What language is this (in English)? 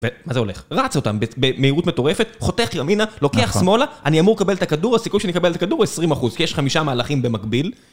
Hebrew